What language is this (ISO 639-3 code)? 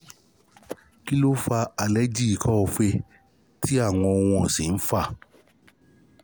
yor